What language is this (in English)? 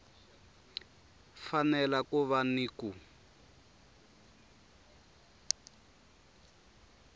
Tsonga